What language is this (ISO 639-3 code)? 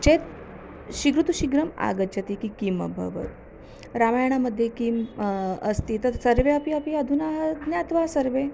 san